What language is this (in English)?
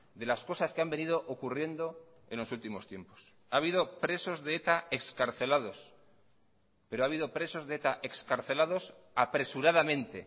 Spanish